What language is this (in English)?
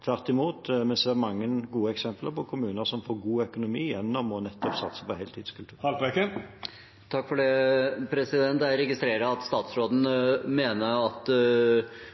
Norwegian Bokmål